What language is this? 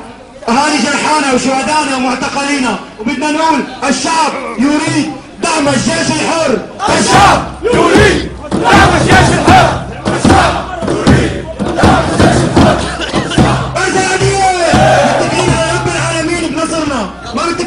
Arabic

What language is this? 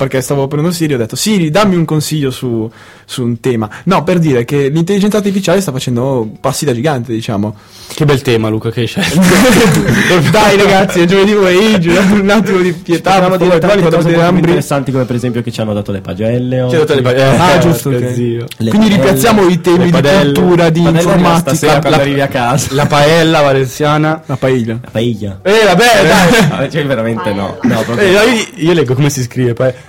Italian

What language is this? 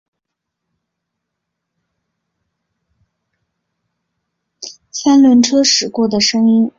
Chinese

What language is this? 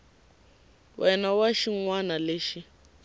Tsonga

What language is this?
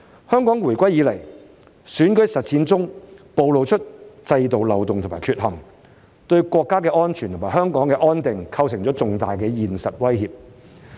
Cantonese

